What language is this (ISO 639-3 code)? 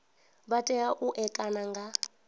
ven